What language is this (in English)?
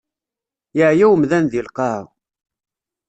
Kabyle